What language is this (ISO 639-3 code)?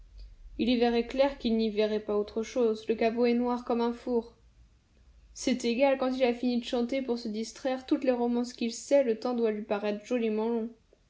fra